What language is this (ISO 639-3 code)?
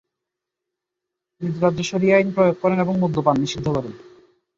ben